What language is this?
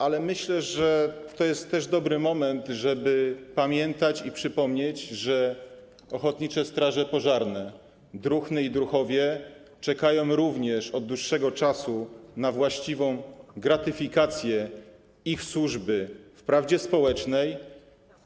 Polish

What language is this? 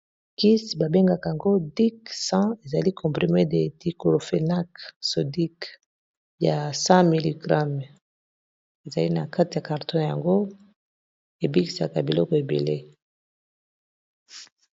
Lingala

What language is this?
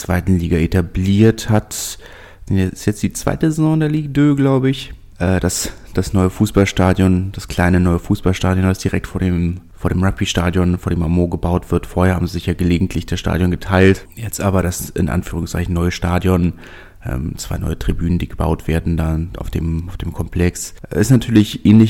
German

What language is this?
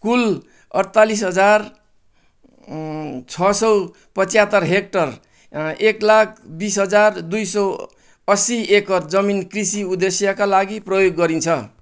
Nepali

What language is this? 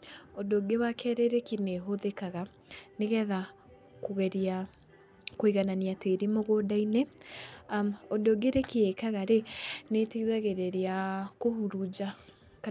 Kikuyu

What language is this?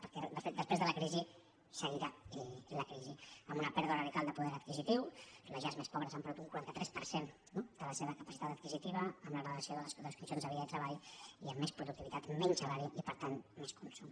Catalan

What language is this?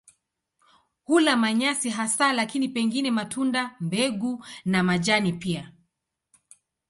Swahili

